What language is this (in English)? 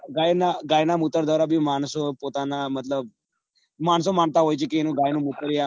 Gujarati